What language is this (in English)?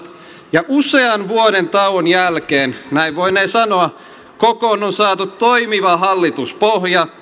Finnish